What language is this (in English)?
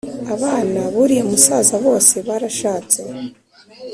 Kinyarwanda